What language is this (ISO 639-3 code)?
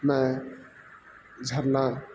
urd